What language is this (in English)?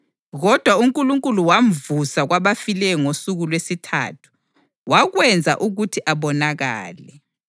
North Ndebele